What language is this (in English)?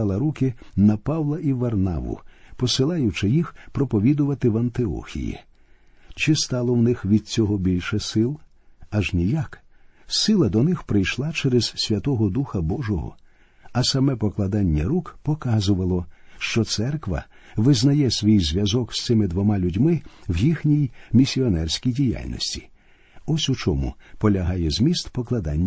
Ukrainian